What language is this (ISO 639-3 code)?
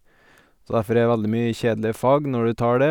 nor